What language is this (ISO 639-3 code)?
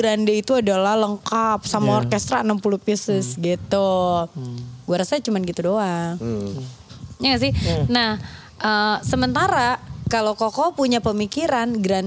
ind